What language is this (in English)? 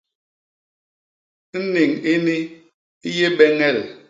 Basaa